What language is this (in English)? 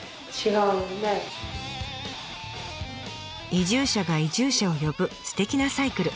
Japanese